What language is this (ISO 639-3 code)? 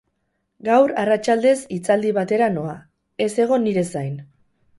eus